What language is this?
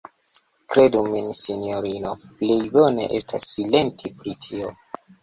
Esperanto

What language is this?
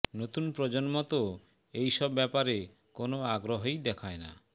Bangla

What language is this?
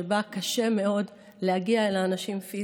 Hebrew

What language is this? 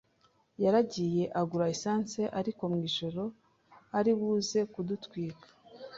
Kinyarwanda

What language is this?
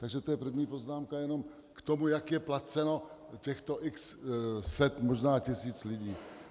Czech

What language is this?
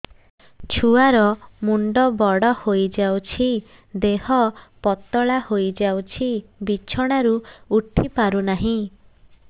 Odia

